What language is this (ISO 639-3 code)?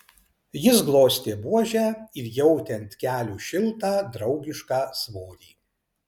lit